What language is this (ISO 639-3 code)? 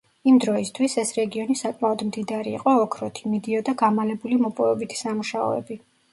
kat